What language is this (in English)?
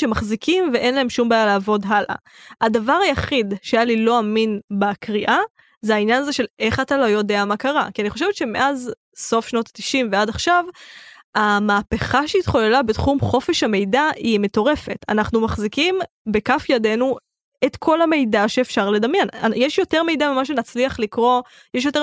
Hebrew